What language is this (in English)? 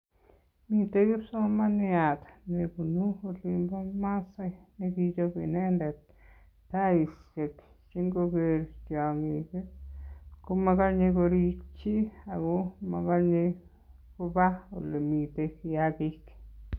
Kalenjin